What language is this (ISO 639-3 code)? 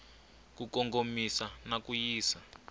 tso